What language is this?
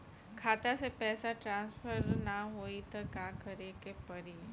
Bhojpuri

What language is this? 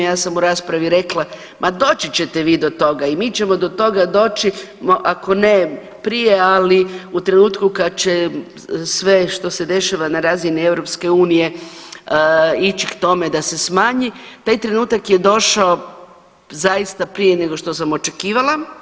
Croatian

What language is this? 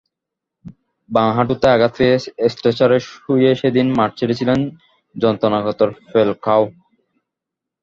Bangla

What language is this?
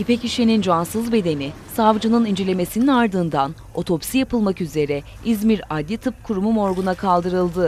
Turkish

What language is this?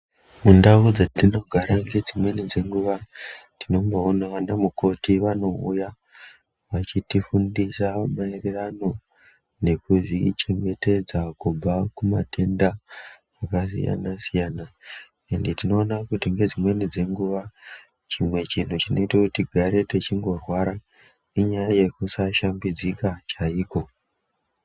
Ndau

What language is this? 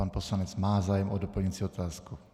Czech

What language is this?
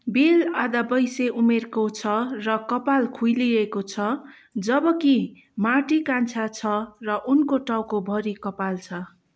Nepali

